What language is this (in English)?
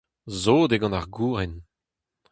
Breton